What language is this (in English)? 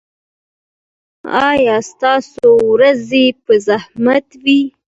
Pashto